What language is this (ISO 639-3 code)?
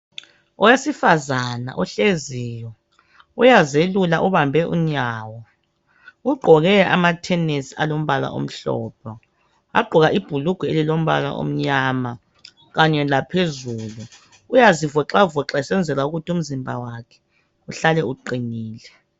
nde